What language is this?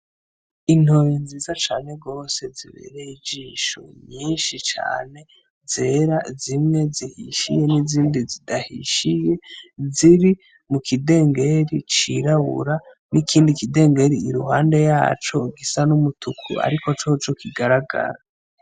Rundi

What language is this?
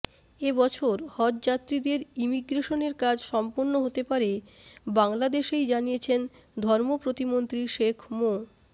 Bangla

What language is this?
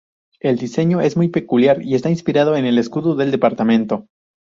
Spanish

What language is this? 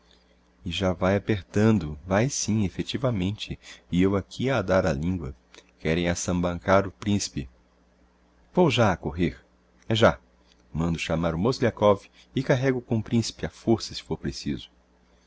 Portuguese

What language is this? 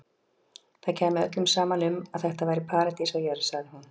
Icelandic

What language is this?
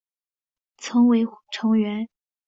Chinese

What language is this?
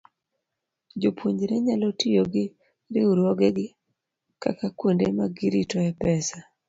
Luo (Kenya and Tanzania)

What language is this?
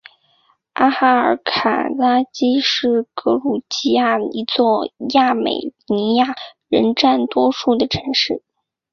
Chinese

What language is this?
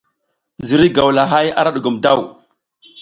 South Giziga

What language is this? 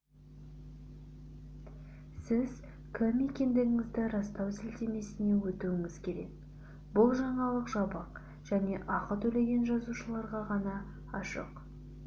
Kazakh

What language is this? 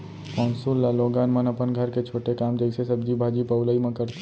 Chhattisgarhi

